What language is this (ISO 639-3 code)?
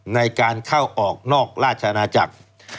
tha